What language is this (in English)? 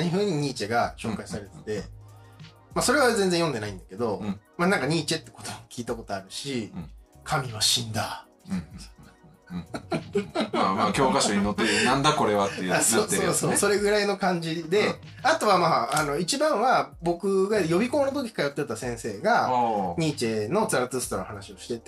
Japanese